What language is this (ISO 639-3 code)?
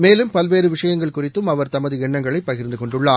tam